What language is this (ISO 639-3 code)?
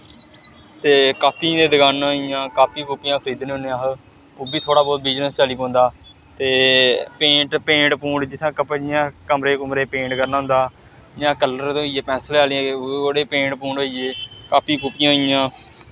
doi